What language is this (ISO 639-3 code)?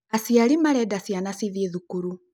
kik